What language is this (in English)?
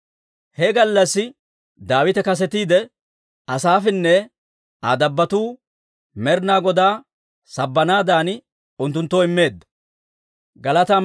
Dawro